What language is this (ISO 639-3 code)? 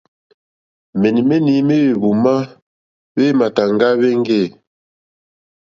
bri